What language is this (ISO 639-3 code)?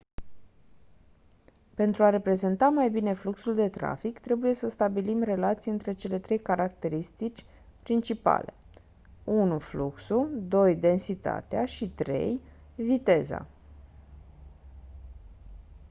ron